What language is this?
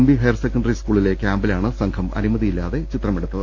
Malayalam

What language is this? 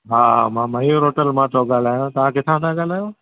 Sindhi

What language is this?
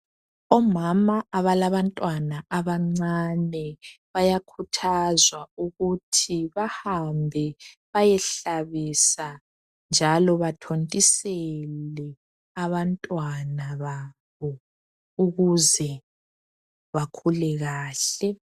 North Ndebele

